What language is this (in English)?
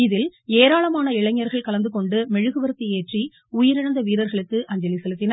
Tamil